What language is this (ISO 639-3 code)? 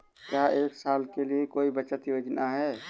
hin